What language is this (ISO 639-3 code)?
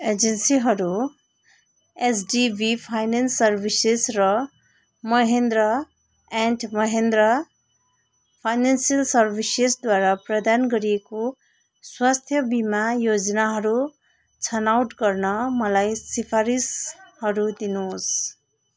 nep